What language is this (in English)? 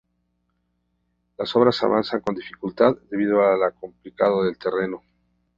Spanish